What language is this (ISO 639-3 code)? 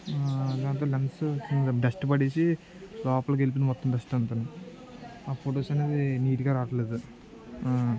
tel